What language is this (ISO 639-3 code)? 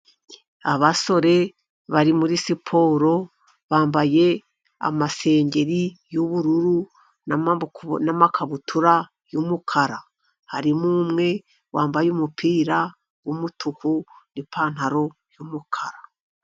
kin